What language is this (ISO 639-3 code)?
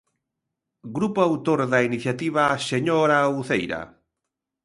glg